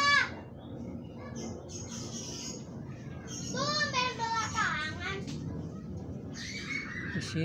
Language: Indonesian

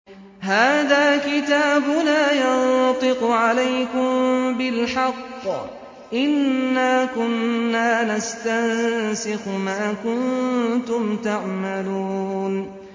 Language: Arabic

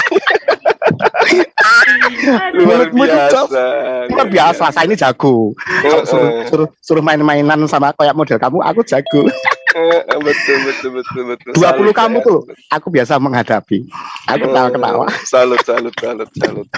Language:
Indonesian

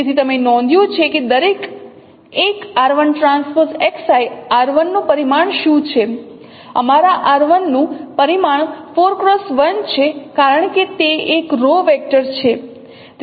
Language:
Gujarati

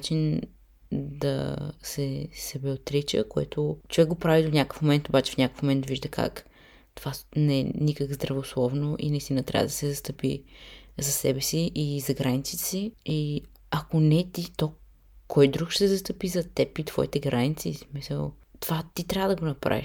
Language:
Bulgarian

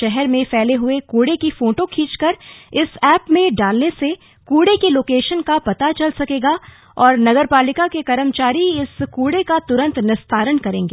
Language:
Hindi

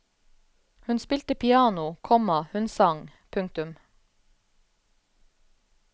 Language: Norwegian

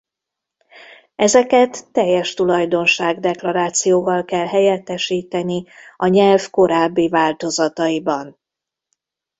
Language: Hungarian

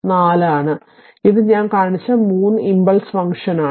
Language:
Malayalam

